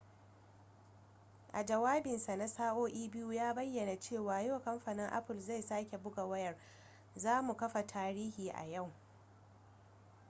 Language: Hausa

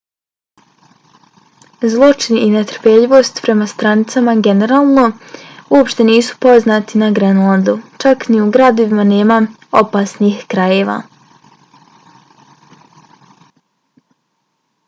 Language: Bosnian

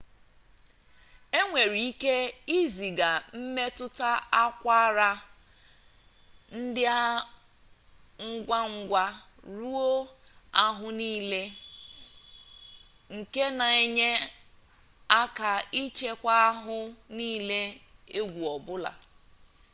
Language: Igbo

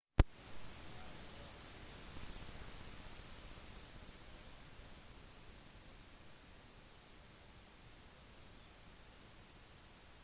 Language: Norwegian Bokmål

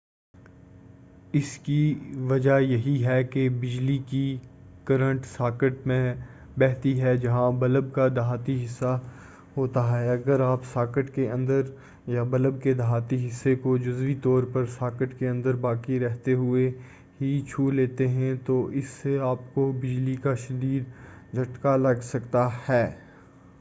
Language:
Urdu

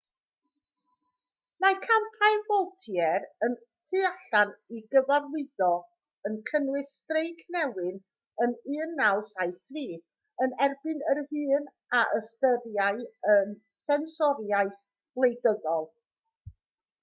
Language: Welsh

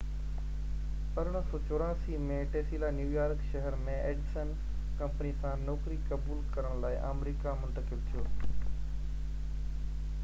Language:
Sindhi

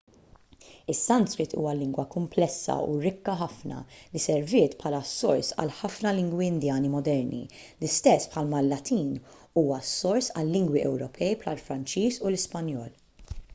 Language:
Maltese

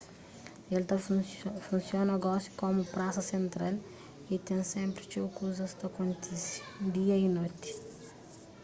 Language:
Kabuverdianu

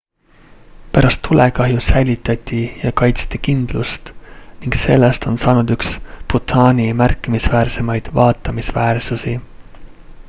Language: Estonian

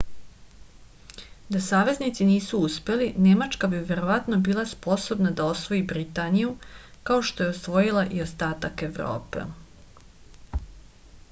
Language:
Serbian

